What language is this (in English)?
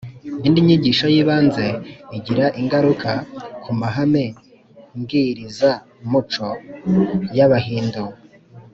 Kinyarwanda